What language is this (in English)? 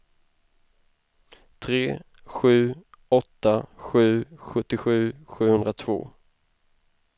Swedish